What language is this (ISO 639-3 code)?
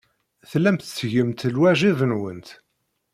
kab